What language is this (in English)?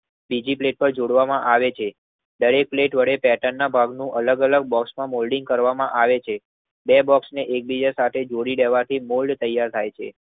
Gujarati